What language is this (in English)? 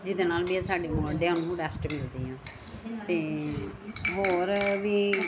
Punjabi